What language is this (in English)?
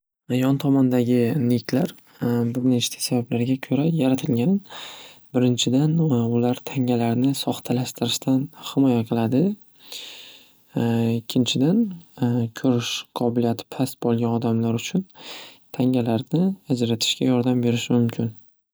Uzbek